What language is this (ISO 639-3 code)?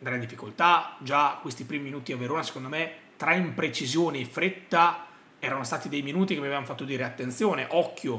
ita